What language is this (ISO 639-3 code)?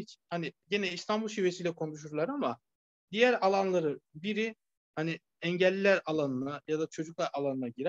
tur